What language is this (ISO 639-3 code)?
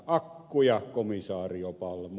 fin